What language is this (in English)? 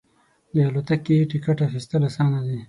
Pashto